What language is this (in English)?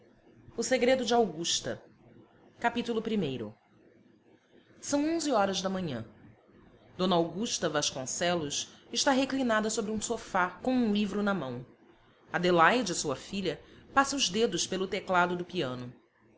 Portuguese